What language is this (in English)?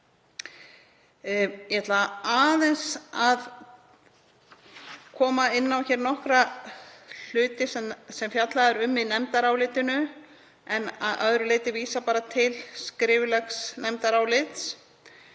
Icelandic